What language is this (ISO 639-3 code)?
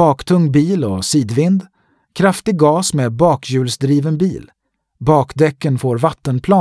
swe